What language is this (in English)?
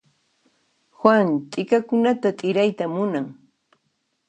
Puno Quechua